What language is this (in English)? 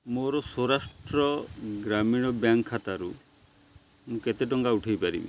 Odia